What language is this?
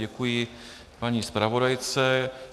Czech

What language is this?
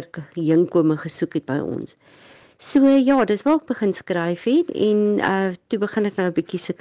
Dutch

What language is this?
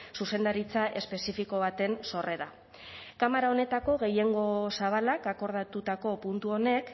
Basque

